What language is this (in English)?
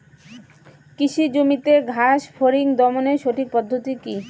Bangla